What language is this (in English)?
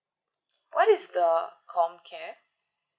English